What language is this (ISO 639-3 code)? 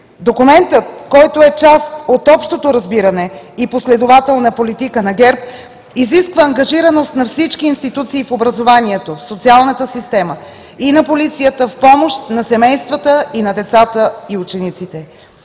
bul